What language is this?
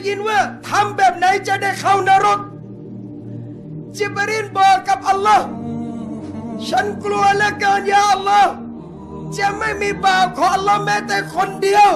Thai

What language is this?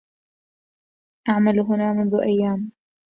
Arabic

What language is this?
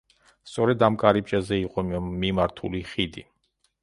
Georgian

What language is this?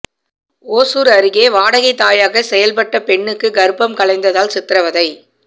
Tamil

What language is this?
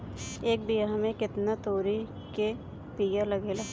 Bhojpuri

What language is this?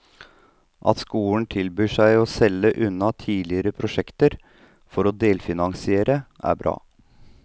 Norwegian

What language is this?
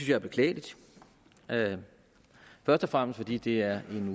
Danish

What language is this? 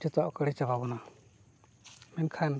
Santali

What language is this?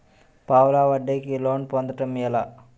Telugu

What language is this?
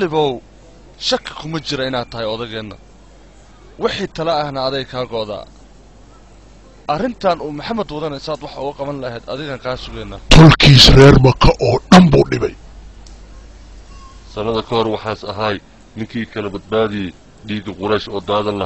Arabic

